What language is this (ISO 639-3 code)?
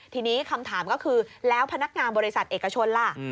tha